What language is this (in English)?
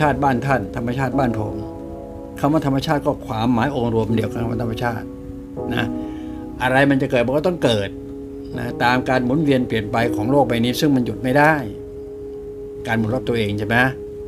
Thai